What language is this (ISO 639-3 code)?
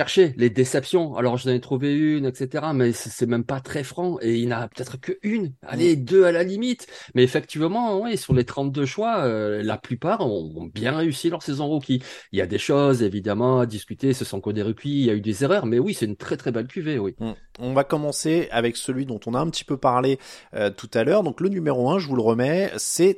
fra